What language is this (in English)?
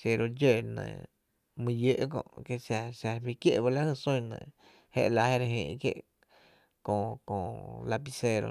Tepinapa Chinantec